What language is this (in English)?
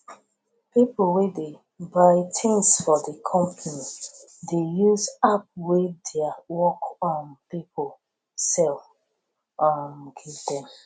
Nigerian Pidgin